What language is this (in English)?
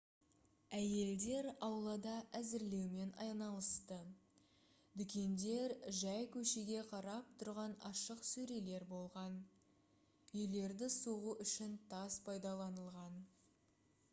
Kazakh